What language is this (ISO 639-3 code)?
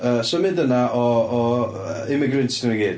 cym